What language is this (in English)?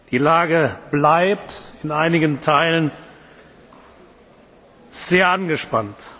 German